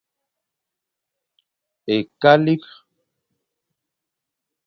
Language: Fang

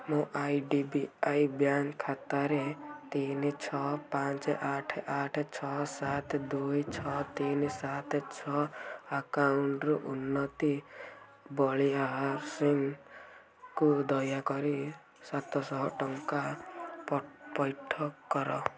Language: Odia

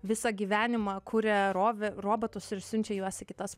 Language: Lithuanian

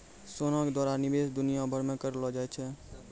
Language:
Maithili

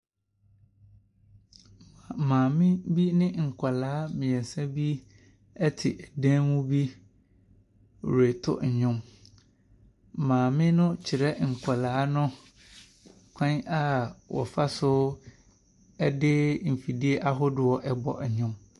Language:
Akan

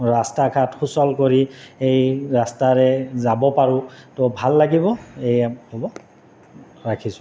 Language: Assamese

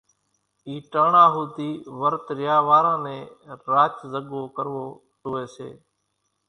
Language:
Kachi Koli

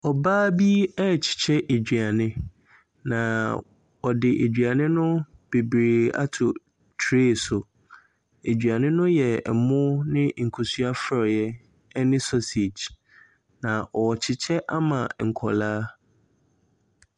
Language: Akan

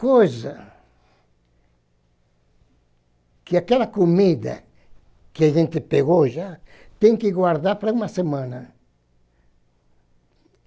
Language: Portuguese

